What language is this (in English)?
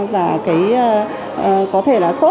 Vietnamese